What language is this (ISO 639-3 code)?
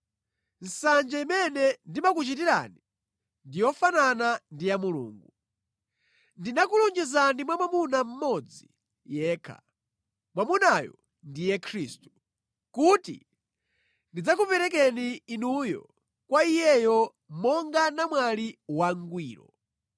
nya